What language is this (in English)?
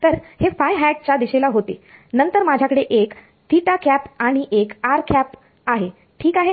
Marathi